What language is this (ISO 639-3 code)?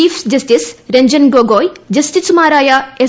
mal